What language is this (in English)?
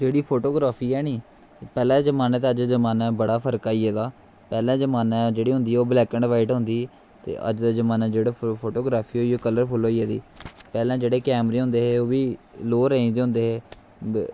Dogri